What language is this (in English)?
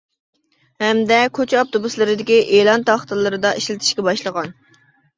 Uyghur